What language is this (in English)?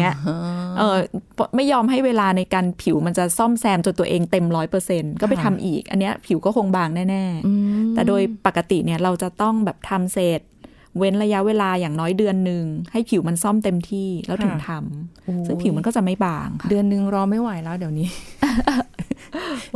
Thai